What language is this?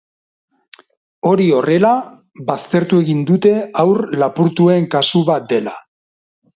Basque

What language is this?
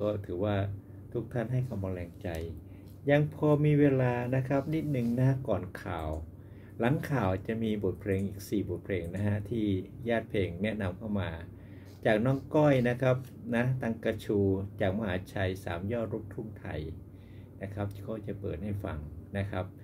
Thai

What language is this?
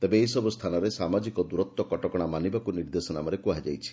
Odia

